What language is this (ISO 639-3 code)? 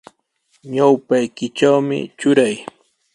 qws